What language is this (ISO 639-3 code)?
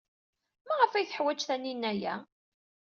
kab